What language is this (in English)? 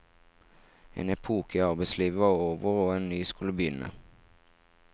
Norwegian